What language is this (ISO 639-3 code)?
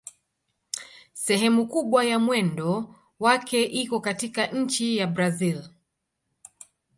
swa